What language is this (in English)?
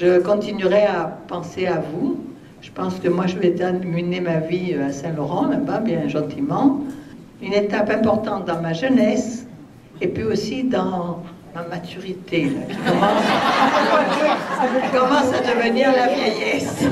French